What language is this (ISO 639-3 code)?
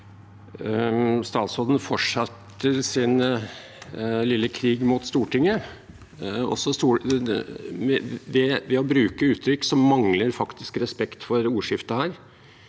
nor